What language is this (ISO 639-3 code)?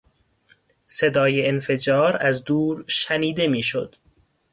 fas